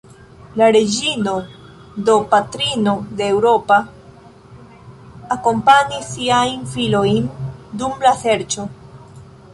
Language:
Esperanto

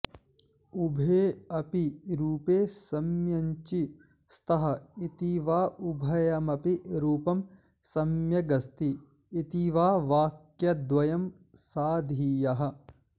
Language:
Sanskrit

